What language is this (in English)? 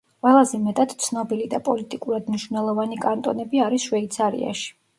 Georgian